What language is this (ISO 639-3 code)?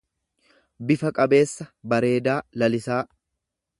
orm